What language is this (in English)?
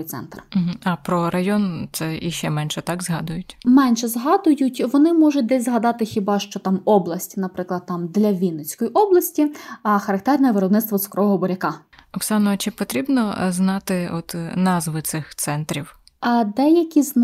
Ukrainian